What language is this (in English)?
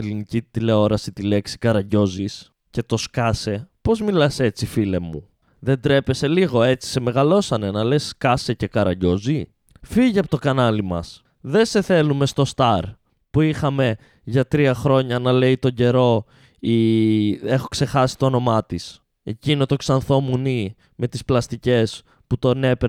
Greek